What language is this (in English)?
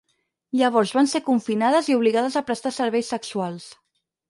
Catalan